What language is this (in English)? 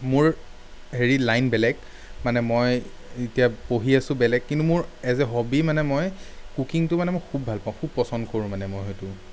Assamese